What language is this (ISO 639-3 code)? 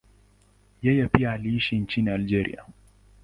swa